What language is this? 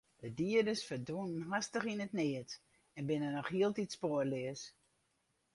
Western Frisian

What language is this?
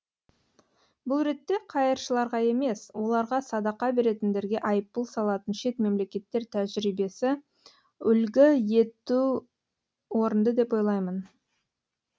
Kazakh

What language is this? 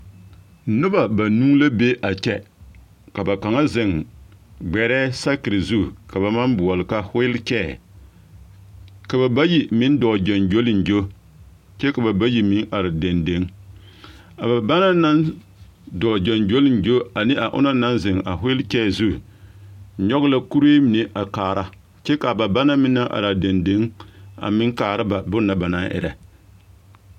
Southern Dagaare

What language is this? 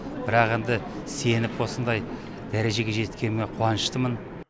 Kazakh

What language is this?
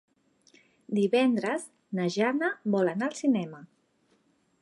Catalan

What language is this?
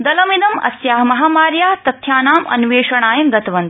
Sanskrit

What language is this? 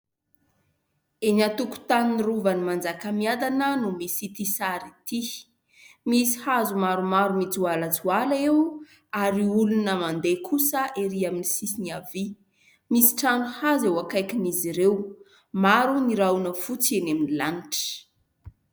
Malagasy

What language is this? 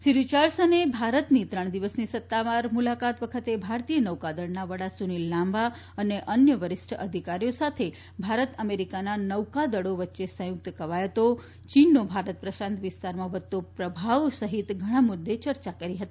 Gujarati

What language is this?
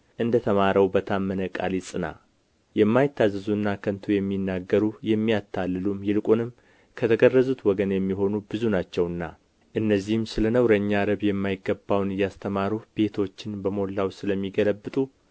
Amharic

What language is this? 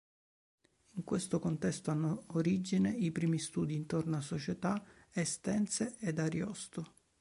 Italian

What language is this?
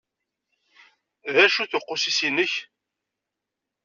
Kabyle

